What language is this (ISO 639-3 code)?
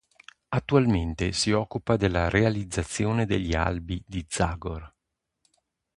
ita